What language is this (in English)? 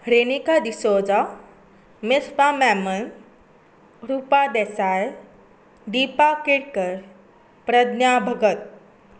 Konkani